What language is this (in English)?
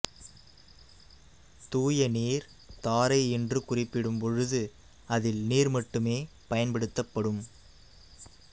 Tamil